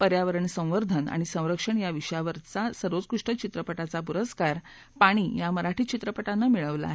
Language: Marathi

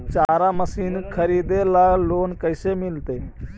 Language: Magahi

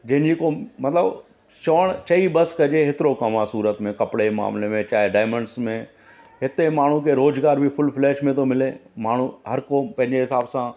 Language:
Sindhi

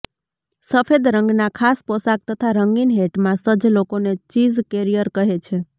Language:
Gujarati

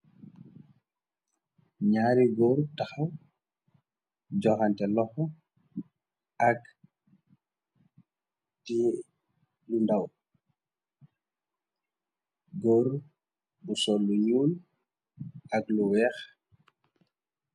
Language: Wolof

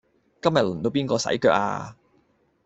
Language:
Cantonese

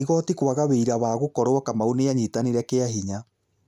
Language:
Kikuyu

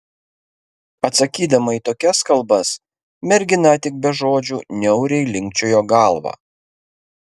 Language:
Lithuanian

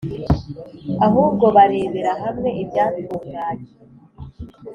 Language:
Kinyarwanda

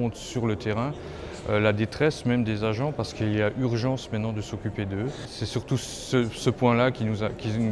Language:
French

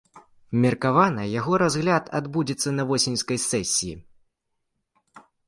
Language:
Belarusian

